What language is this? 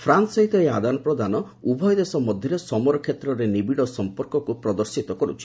Odia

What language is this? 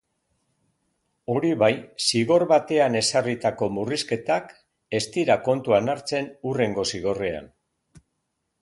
Basque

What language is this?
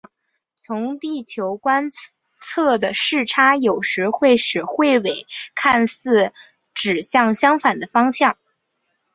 Chinese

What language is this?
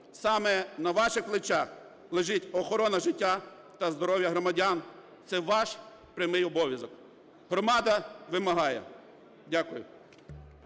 Ukrainian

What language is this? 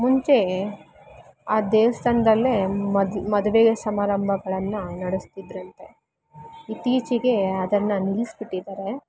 Kannada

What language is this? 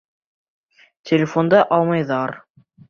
Bashkir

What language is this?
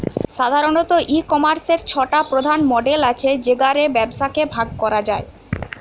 Bangla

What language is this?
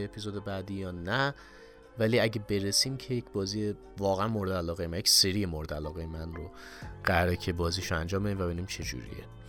Persian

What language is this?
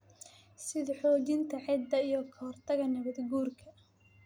Somali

